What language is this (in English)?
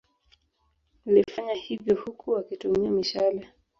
Swahili